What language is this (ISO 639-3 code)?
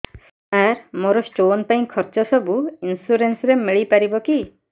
ori